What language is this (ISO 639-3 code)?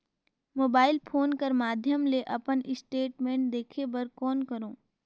hne